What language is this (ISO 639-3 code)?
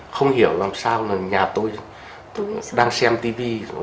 vie